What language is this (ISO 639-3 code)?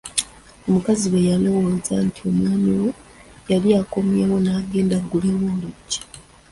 lug